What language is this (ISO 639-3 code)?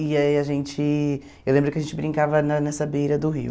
por